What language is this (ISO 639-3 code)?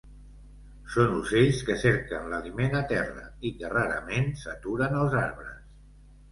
cat